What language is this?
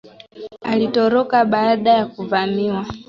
Swahili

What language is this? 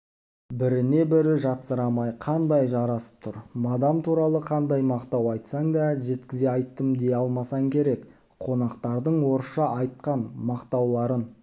Kazakh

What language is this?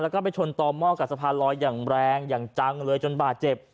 Thai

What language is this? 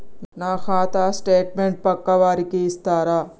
Telugu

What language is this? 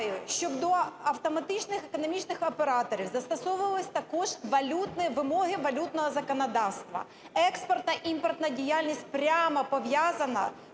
Ukrainian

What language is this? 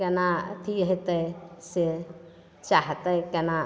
Maithili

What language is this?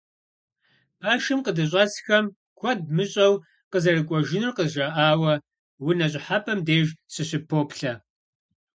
Kabardian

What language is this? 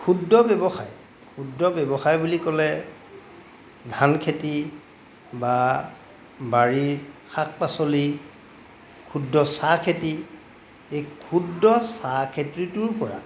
Assamese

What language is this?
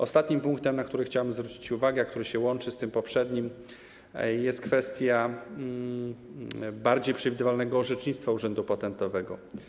Polish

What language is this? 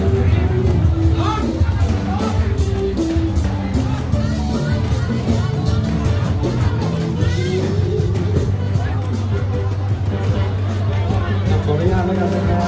Thai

